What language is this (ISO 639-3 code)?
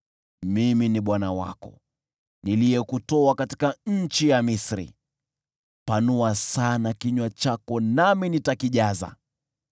swa